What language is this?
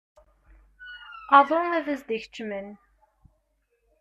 Kabyle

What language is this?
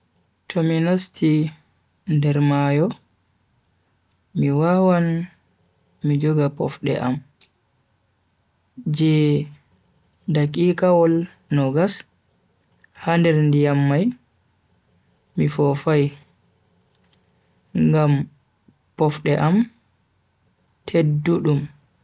Bagirmi Fulfulde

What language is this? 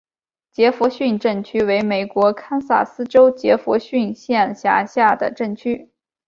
Chinese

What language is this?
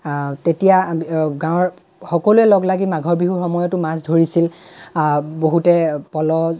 Assamese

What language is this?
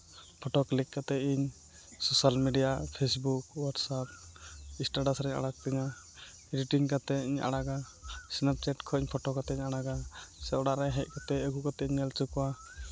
Santali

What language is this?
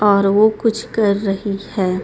Hindi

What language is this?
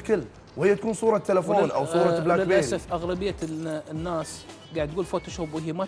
Arabic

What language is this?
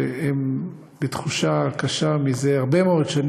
Hebrew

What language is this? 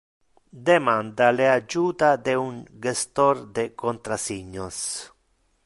Interlingua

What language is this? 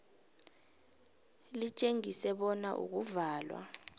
South Ndebele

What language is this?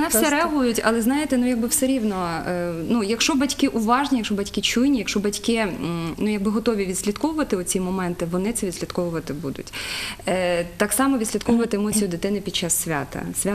Ukrainian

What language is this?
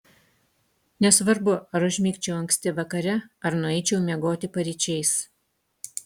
Lithuanian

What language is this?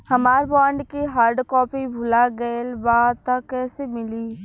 Bhojpuri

